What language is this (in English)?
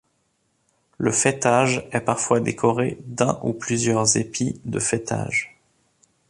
French